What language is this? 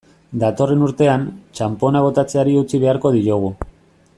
Basque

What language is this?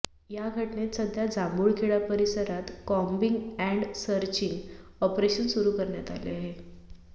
Marathi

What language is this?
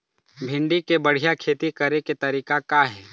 Chhattisgarhi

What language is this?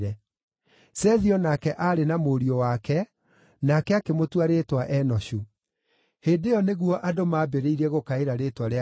Kikuyu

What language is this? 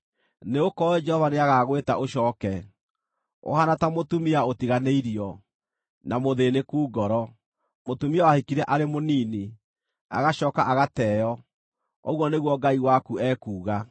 Kikuyu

